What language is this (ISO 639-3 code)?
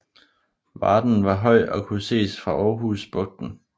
dan